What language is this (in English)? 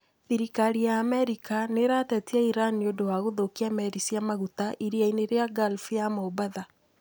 Kikuyu